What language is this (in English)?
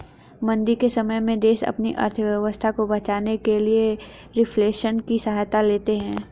Hindi